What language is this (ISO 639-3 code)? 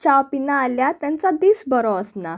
kok